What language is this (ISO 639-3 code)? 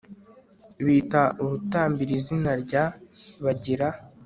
kin